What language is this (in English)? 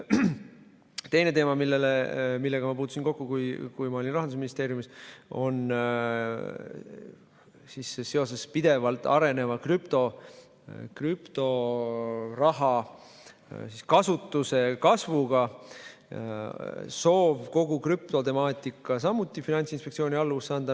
Estonian